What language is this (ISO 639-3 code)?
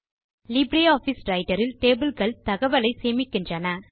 tam